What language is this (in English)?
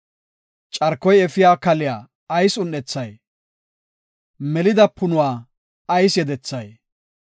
Gofa